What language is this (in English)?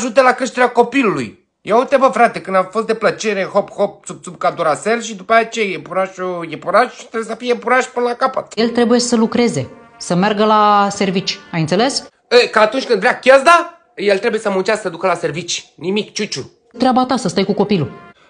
Romanian